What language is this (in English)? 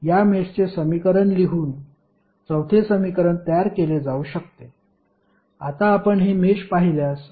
Marathi